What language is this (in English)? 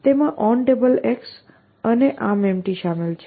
Gujarati